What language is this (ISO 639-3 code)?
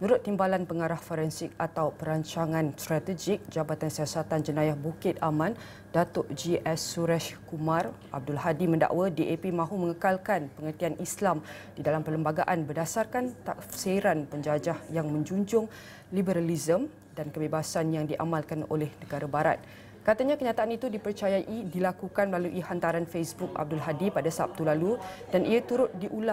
msa